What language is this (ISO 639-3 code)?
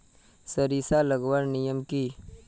mag